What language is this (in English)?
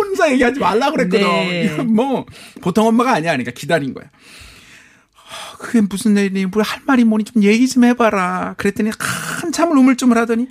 Korean